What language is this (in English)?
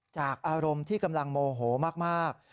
Thai